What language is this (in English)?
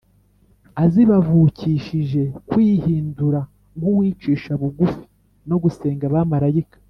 Kinyarwanda